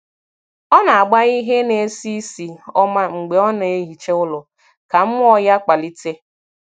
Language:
Igbo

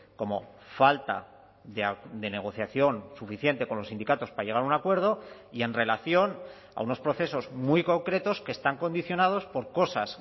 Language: Spanish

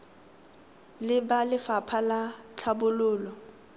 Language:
Tswana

